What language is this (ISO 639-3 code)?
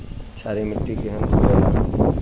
bho